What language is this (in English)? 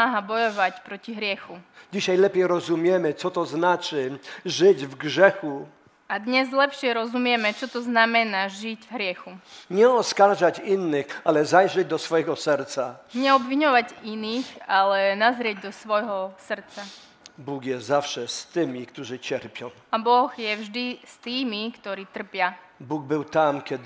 Slovak